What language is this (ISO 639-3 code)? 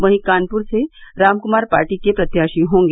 hin